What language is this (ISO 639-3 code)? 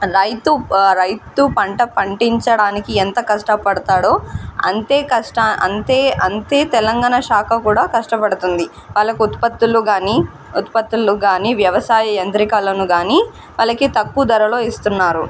tel